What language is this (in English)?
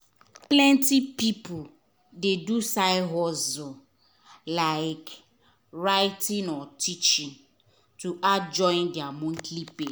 Nigerian Pidgin